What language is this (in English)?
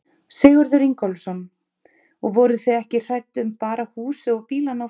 Icelandic